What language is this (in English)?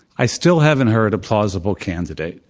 English